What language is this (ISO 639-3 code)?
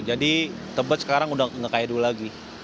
ind